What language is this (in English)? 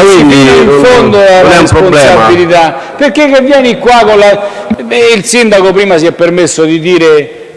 Italian